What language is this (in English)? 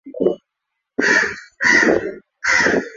Swahili